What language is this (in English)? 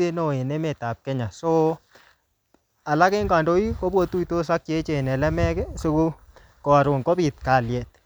Kalenjin